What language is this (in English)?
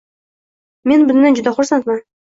Uzbek